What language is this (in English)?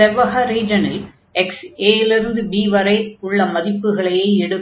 Tamil